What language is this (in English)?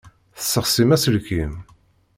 Kabyle